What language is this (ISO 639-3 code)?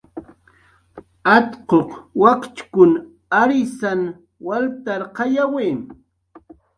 jqr